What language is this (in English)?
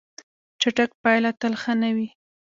Pashto